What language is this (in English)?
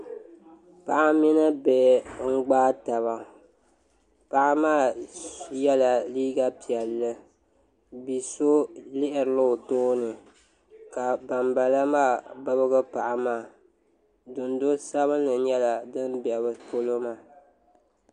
Dagbani